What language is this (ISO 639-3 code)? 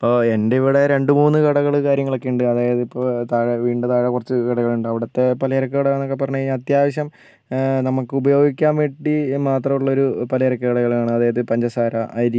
mal